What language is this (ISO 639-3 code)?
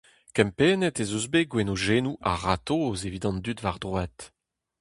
bre